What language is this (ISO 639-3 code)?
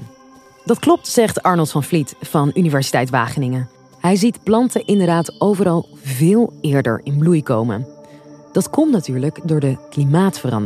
nld